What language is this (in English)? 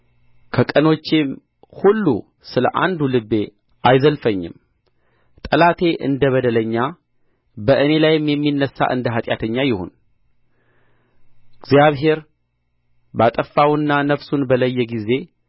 Amharic